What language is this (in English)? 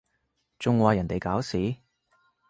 Cantonese